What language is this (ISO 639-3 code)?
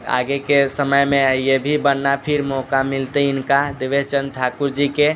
mai